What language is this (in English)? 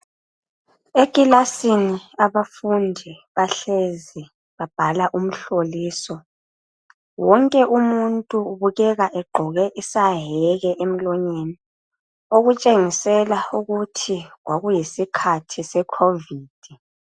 North Ndebele